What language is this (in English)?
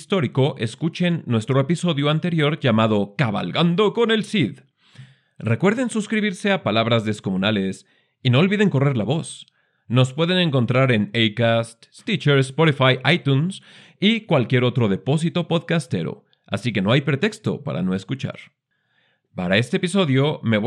Spanish